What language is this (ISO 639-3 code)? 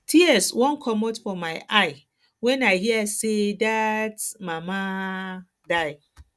pcm